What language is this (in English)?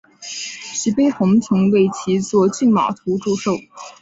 Chinese